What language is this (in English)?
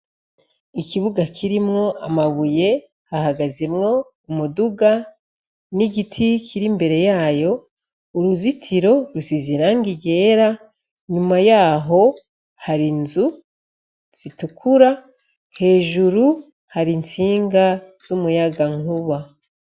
Rundi